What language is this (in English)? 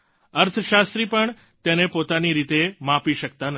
Gujarati